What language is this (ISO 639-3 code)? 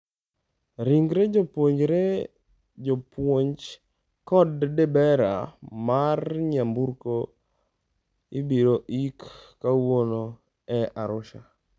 luo